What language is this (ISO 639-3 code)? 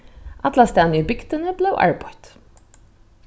fao